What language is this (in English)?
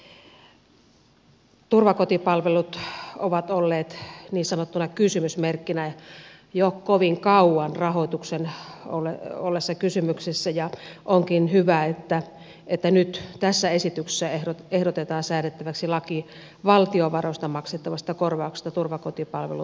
Finnish